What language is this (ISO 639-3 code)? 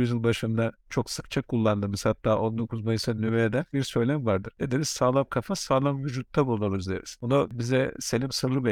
tur